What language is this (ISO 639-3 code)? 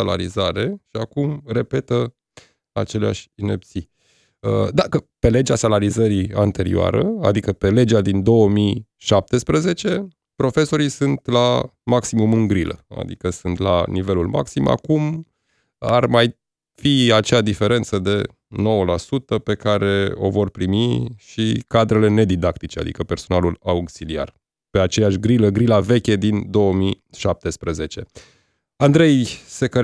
ron